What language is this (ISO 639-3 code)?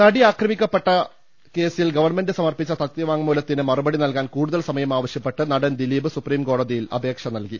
mal